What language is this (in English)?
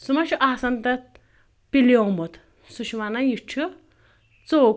Kashmiri